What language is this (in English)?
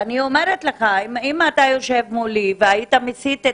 Hebrew